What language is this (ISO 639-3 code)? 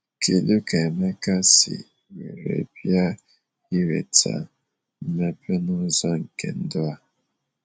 ibo